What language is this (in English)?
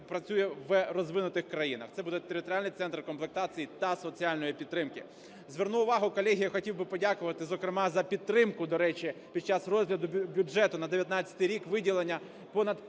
Ukrainian